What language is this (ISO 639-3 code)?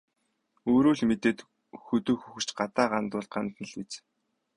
mon